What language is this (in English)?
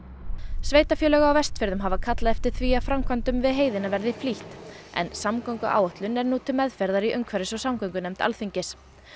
Icelandic